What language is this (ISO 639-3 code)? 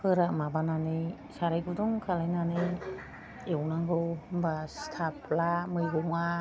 brx